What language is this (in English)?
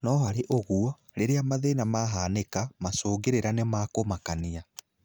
Kikuyu